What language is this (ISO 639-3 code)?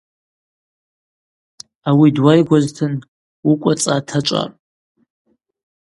abq